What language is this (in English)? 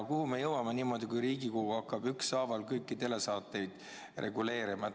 Estonian